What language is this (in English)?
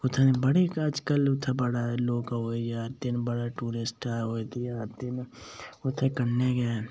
Dogri